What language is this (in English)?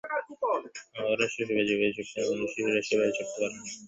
Bangla